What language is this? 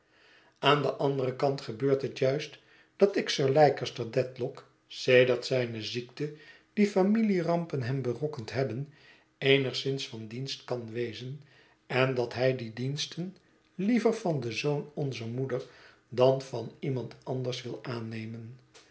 Dutch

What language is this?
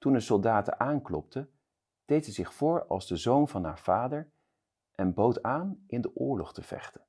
Dutch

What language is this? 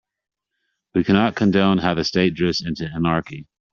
English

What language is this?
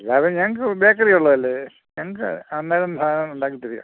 Malayalam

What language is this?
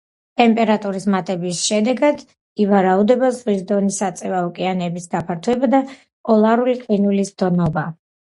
Georgian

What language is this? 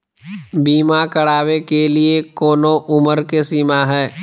Magahi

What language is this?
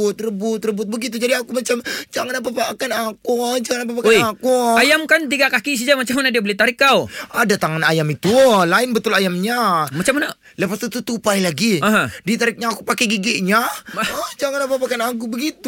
Malay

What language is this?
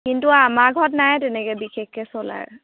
Assamese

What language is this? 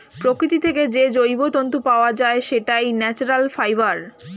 Bangla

